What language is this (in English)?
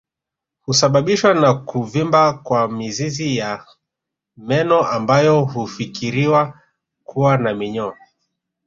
Swahili